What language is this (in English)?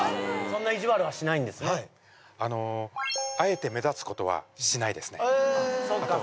Japanese